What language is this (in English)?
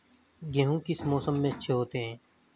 Hindi